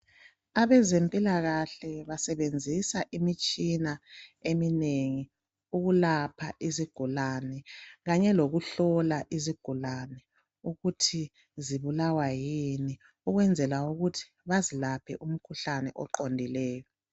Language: North Ndebele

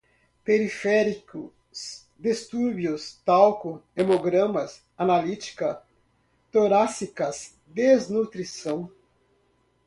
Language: Portuguese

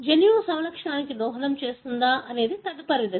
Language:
Telugu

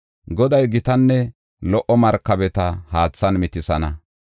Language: Gofa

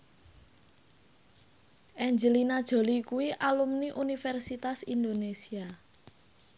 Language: Javanese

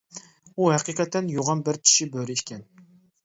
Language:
Uyghur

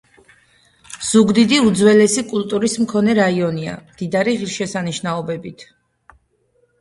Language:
Georgian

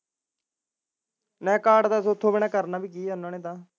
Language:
Punjabi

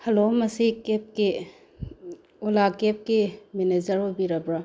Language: Manipuri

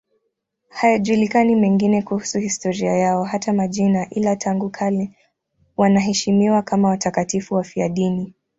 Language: Swahili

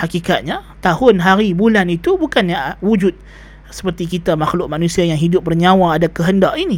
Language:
Malay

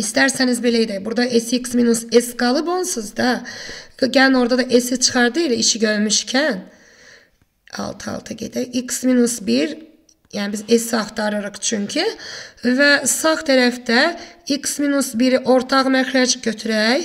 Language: Turkish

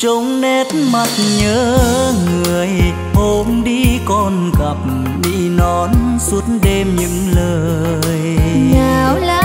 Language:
Vietnamese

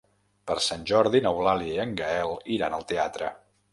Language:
Catalan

